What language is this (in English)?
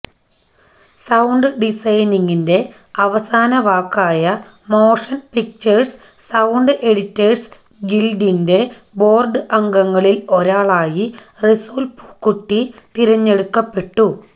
Malayalam